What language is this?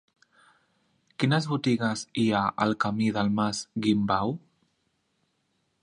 Catalan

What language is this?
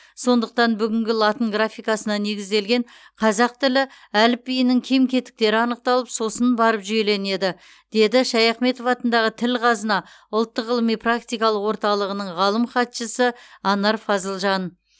Kazakh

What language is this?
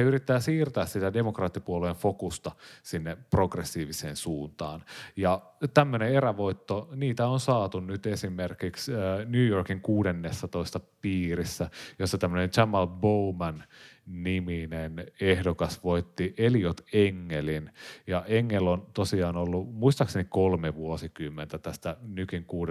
Finnish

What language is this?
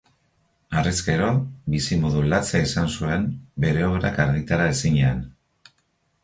Basque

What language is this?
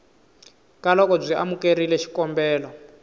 Tsonga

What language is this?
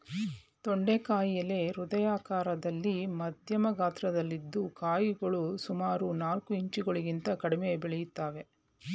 Kannada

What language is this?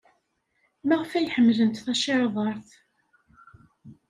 Kabyle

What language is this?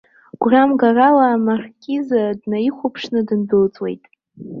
Abkhazian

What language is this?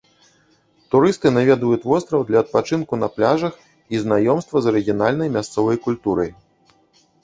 Belarusian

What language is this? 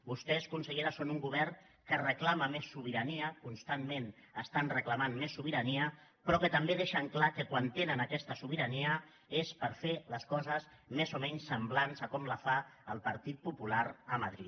Catalan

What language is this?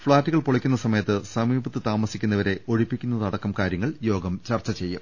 Malayalam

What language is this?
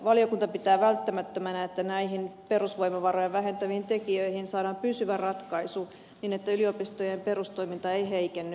Finnish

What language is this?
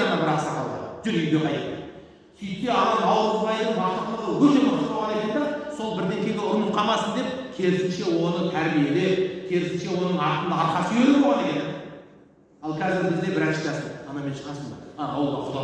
Turkish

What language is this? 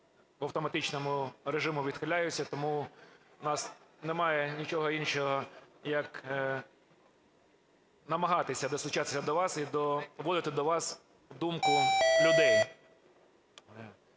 Ukrainian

